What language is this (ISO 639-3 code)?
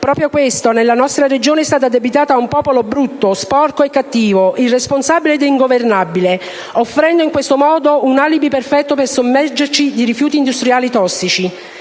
ita